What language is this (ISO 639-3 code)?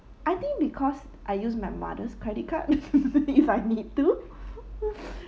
eng